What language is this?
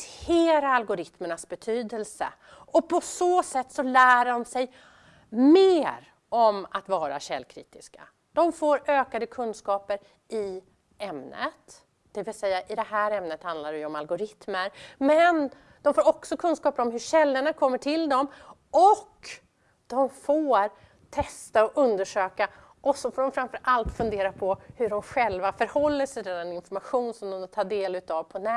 Swedish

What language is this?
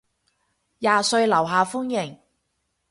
Cantonese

